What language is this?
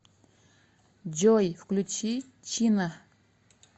Russian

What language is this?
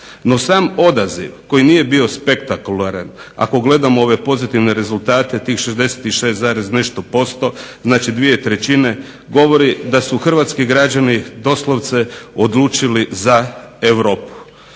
Croatian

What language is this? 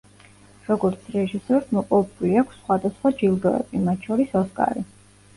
Georgian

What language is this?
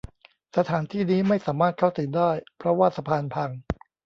Thai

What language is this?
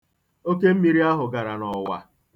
Igbo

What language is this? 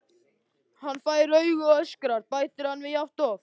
Icelandic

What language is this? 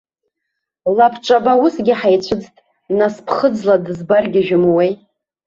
Abkhazian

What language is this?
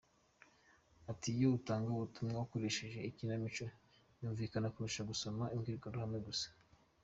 Kinyarwanda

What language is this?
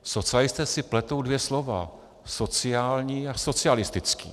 Czech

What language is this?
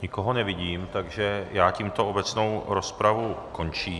Czech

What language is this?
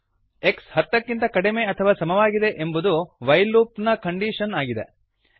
Kannada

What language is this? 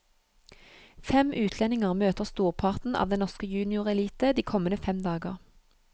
Norwegian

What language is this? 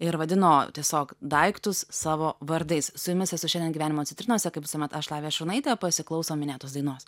Lithuanian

